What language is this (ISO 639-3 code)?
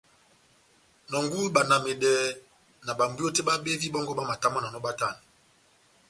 bnm